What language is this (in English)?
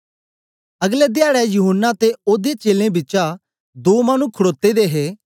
Dogri